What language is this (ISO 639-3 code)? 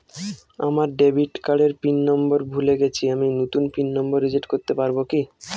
ben